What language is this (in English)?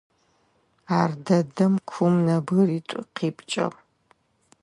Adyghe